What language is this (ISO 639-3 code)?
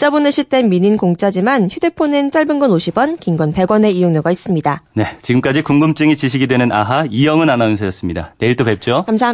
kor